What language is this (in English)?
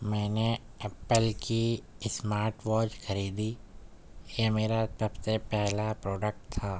Urdu